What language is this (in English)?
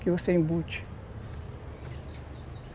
Portuguese